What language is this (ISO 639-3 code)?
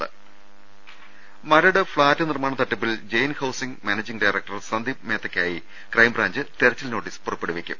mal